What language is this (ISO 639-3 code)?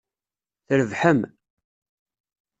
kab